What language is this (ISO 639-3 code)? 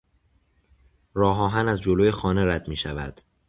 fas